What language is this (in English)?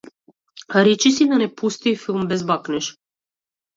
Macedonian